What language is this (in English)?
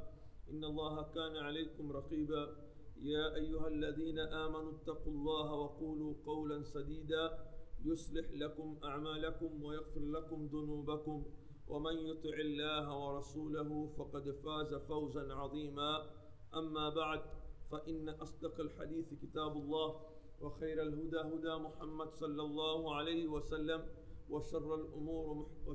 Swahili